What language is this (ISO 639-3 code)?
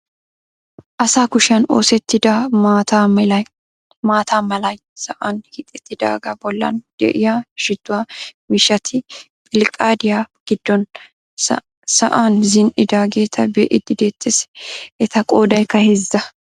wal